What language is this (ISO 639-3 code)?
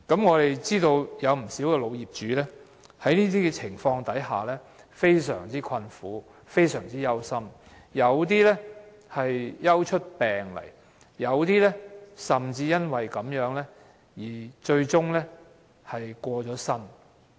yue